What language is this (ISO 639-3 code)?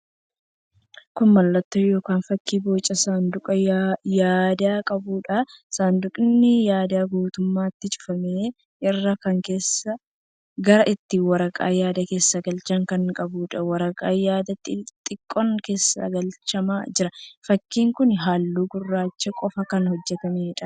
orm